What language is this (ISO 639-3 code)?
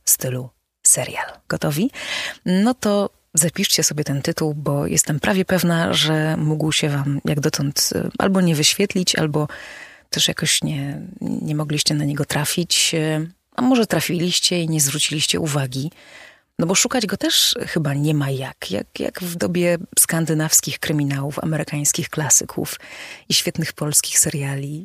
pol